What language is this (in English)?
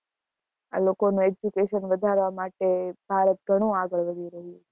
Gujarati